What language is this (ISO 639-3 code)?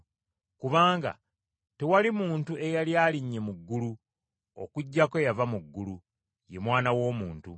lug